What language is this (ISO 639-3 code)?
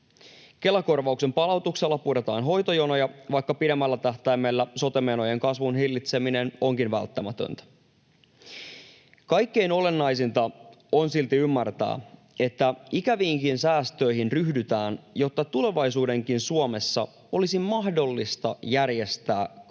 fin